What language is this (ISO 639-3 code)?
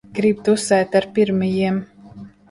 lav